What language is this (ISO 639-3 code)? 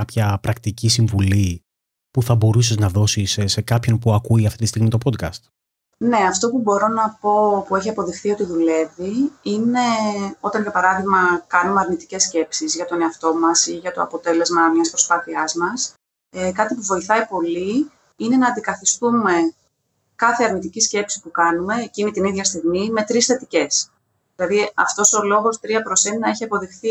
ell